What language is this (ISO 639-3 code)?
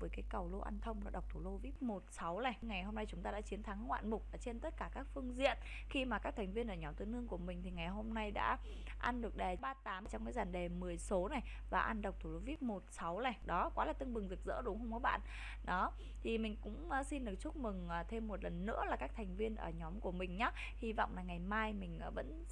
vie